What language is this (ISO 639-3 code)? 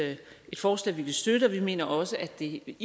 dan